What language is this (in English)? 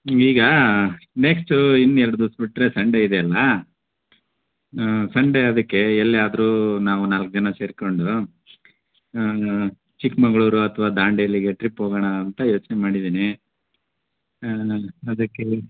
Kannada